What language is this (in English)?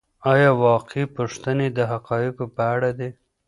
Pashto